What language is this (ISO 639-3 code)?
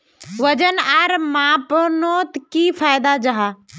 mag